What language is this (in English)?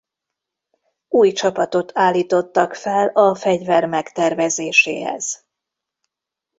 Hungarian